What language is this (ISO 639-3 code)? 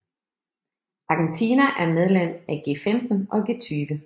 dan